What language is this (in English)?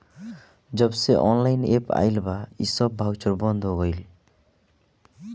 Bhojpuri